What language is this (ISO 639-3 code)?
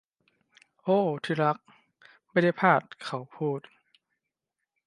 tha